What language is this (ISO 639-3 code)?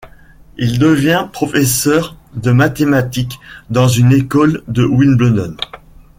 fra